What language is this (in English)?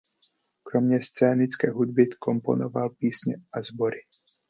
Czech